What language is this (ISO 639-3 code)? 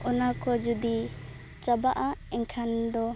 sat